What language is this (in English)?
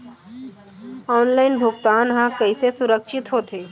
Chhattisgarhi